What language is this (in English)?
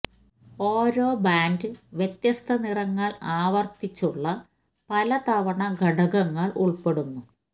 Malayalam